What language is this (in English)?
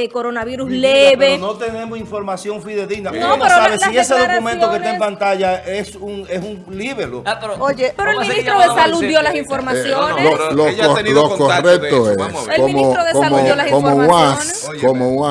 Spanish